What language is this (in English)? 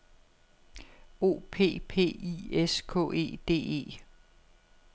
Danish